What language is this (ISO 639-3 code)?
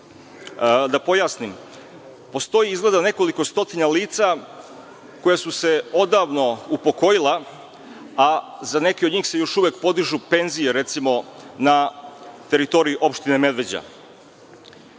srp